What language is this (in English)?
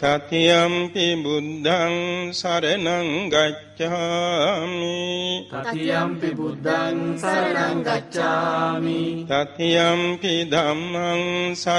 English